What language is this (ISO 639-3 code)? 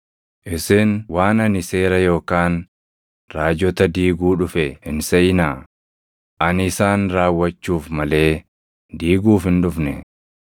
orm